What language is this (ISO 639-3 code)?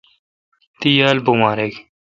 xka